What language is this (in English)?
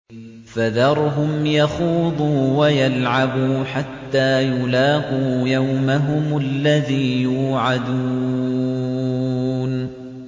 Arabic